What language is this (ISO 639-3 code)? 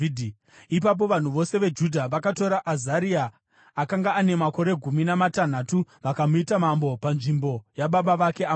sna